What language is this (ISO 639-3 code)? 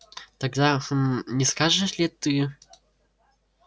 rus